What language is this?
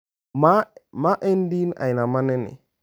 Luo (Kenya and Tanzania)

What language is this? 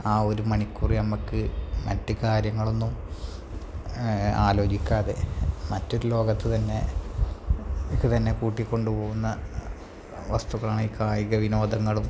Malayalam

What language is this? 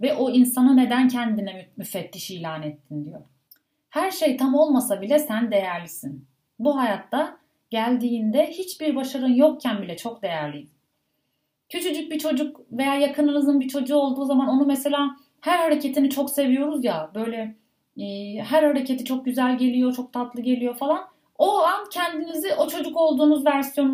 Turkish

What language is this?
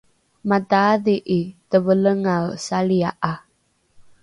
Rukai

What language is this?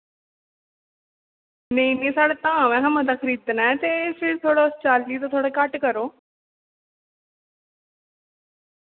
Dogri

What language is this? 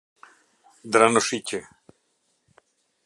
Albanian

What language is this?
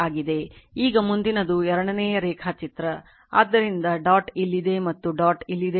Kannada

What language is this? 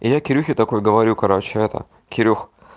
Russian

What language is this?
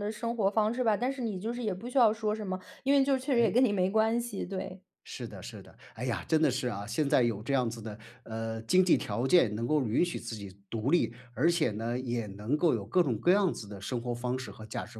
Chinese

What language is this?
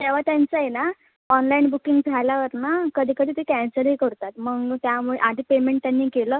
Marathi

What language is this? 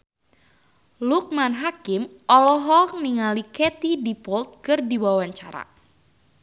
Sundanese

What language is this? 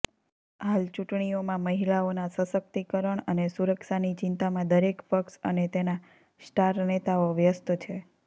Gujarati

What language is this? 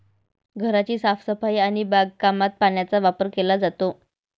Marathi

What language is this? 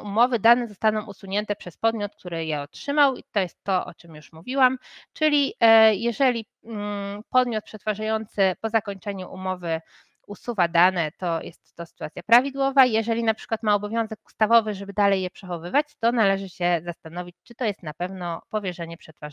Polish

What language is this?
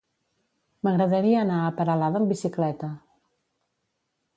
Catalan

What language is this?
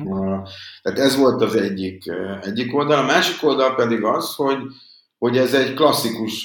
Hungarian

